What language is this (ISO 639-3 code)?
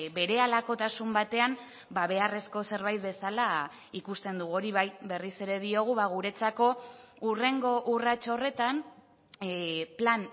eus